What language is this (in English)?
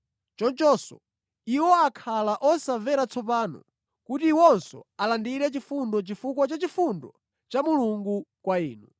Nyanja